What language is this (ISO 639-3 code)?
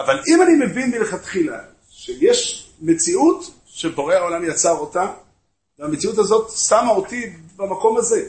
heb